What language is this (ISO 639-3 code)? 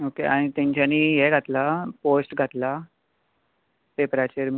kok